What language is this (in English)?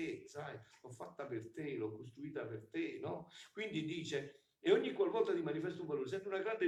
Italian